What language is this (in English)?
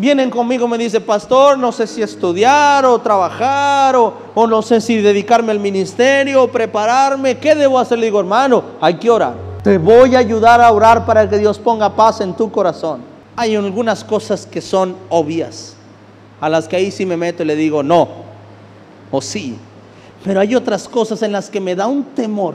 Spanish